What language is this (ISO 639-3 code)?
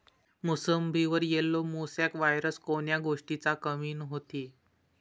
mar